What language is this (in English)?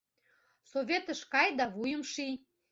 Mari